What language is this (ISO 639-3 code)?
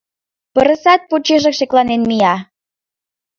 chm